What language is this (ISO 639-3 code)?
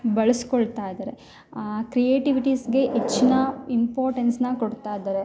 kan